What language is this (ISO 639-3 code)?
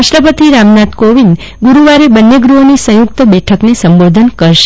guj